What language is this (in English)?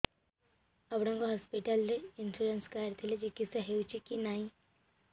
Odia